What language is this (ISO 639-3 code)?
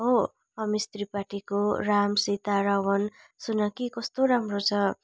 nep